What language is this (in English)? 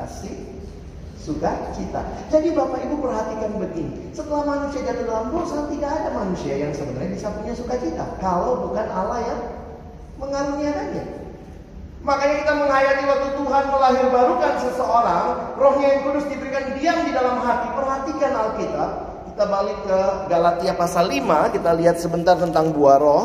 Indonesian